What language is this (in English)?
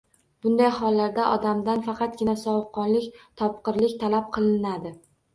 Uzbek